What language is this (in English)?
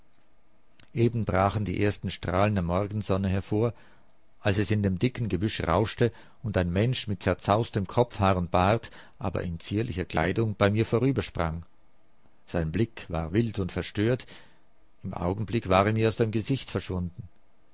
German